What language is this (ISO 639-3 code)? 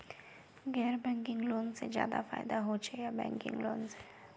mag